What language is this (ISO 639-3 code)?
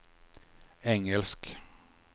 swe